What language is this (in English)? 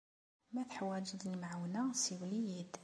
Kabyle